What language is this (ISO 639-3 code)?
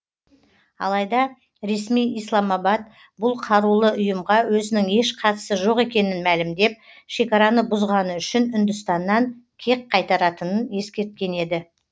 kaz